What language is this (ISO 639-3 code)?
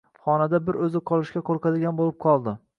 uzb